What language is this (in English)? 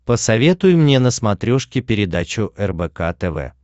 Russian